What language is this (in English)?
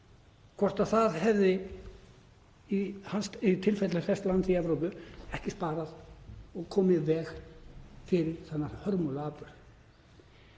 Icelandic